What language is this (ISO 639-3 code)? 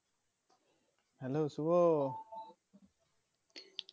ben